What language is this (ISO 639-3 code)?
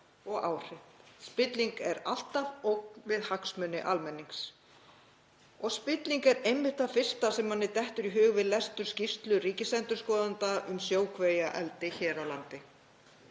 isl